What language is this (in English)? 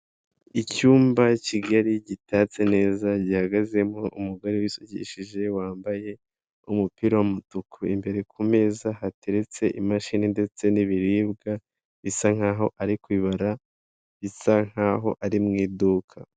Kinyarwanda